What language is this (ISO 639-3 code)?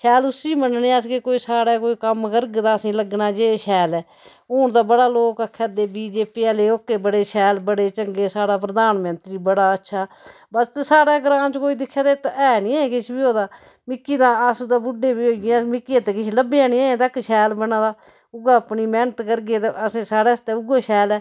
doi